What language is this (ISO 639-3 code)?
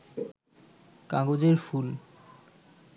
ben